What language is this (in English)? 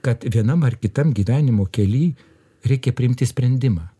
Lithuanian